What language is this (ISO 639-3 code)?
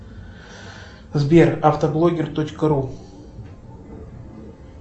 rus